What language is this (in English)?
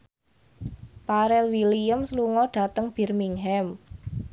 Javanese